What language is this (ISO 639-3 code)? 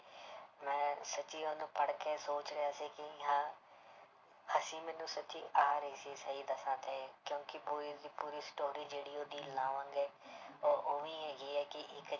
pan